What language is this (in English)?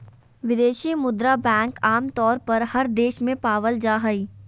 Magahi